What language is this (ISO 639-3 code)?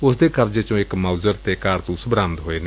pan